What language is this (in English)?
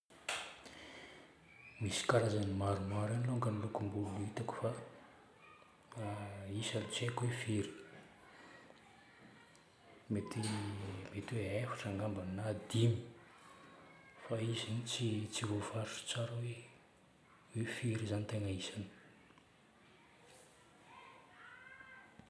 Northern Betsimisaraka Malagasy